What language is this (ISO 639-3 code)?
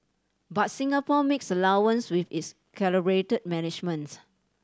eng